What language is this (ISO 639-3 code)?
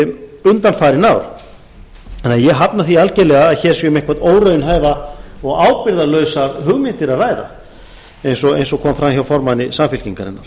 isl